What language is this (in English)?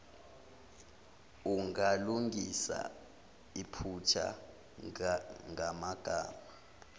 Zulu